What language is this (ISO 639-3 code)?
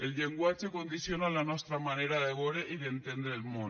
cat